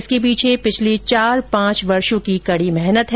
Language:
Hindi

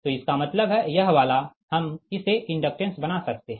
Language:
Hindi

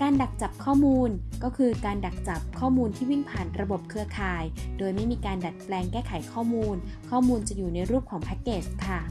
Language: Thai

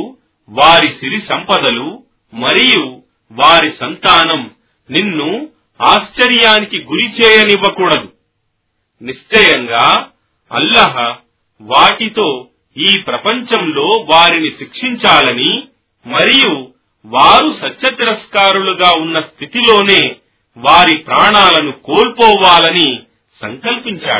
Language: Telugu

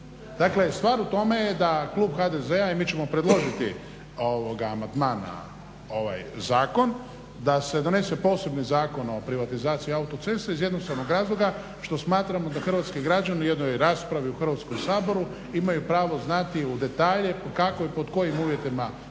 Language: Croatian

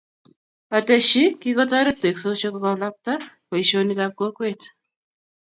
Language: Kalenjin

